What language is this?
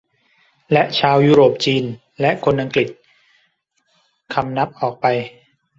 Thai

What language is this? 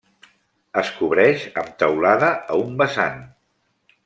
Catalan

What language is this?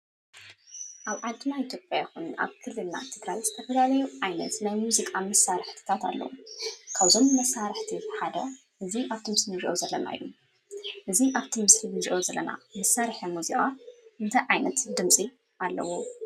Tigrinya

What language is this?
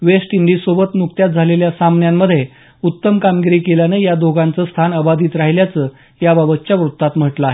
Marathi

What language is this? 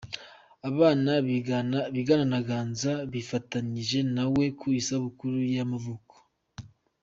Kinyarwanda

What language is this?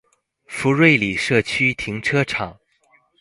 Chinese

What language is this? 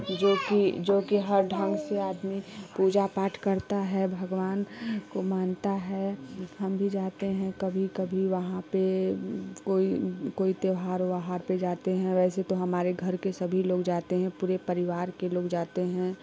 Hindi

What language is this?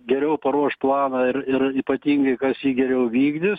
Lithuanian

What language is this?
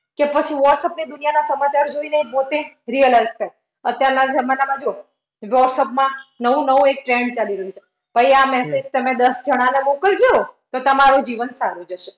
Gujarati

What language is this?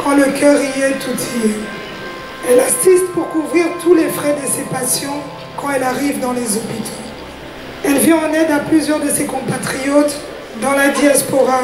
French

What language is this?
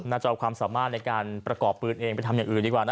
Thai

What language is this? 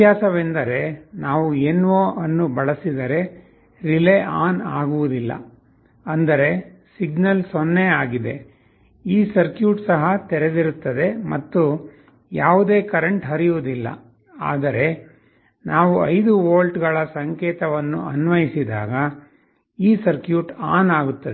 Kannada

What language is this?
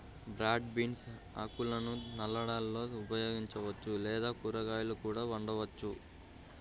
Telugu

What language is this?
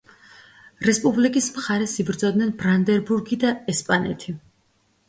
Georgian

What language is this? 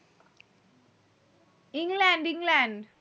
Bangla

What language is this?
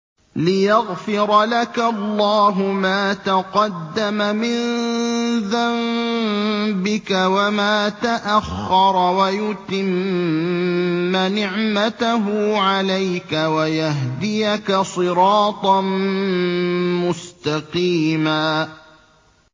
Arabic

